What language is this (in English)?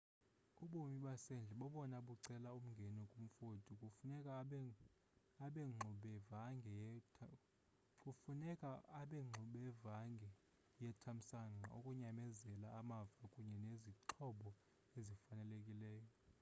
Xhosa